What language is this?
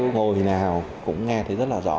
Vietnamese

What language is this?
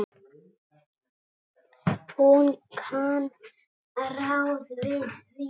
Icelandic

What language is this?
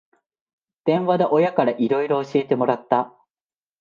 Japanese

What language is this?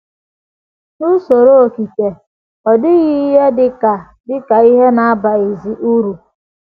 Igbo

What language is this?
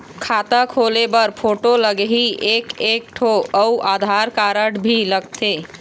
Chhattisgarhi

